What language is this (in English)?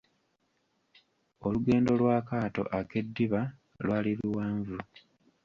Ganda